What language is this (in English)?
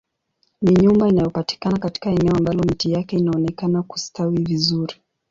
Swahili